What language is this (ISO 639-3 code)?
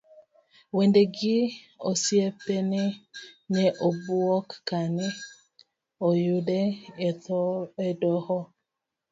luo